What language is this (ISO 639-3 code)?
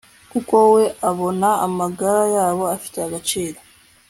kin